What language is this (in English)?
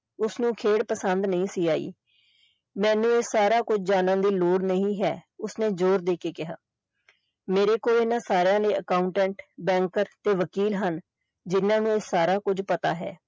Punjabi